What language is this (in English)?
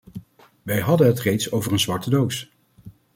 Dutch